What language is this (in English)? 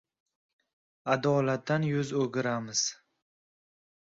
Uzbek